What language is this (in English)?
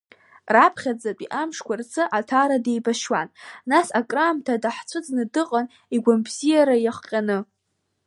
Abkhazian